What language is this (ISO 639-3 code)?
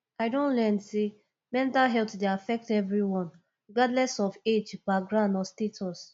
pcm